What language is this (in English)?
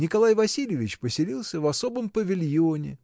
Russian